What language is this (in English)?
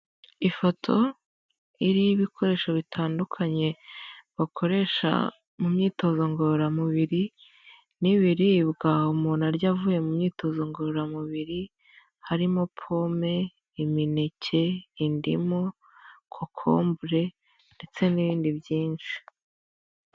Kinyarwanda